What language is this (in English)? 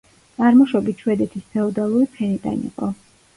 Georgian